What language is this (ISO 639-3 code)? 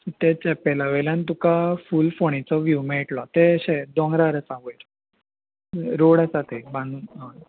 kok